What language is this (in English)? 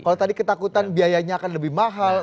Indonesian